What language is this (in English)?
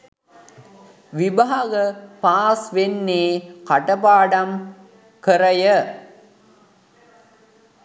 Sinhala